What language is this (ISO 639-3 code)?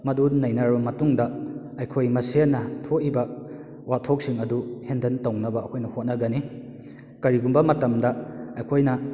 mni